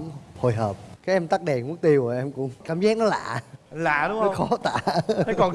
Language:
Vietnamese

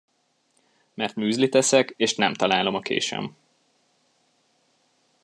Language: Hungarian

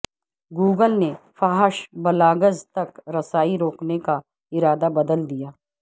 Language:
Urdu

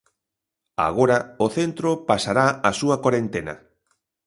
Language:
Galician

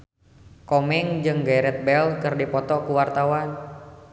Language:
Sundanese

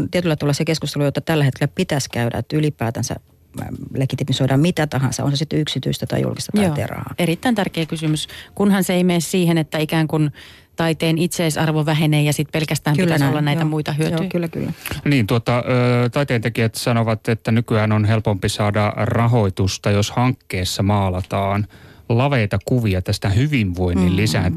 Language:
Finnish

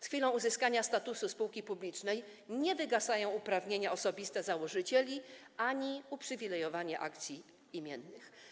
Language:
Polish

